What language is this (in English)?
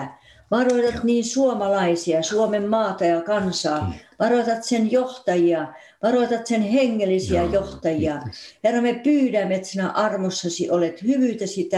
Finnish